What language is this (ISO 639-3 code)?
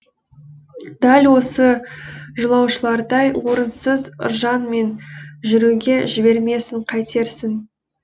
kaz